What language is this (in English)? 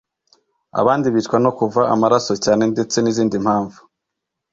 Kinyarwanda